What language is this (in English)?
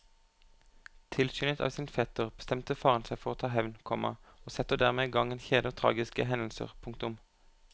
Norwegian